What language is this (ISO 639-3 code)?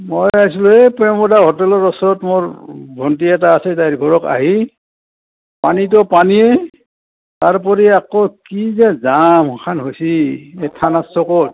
asm